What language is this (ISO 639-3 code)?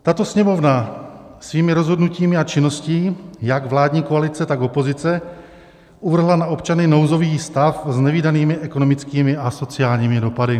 ces